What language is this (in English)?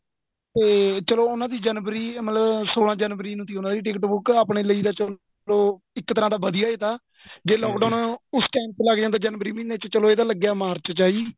Punjabi